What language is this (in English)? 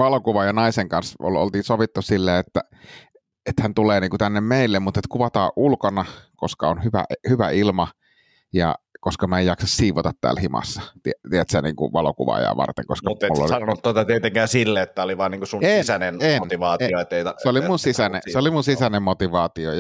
Finnish